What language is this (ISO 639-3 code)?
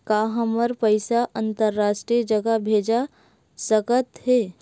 hne